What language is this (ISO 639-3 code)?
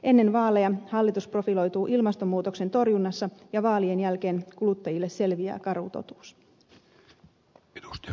fin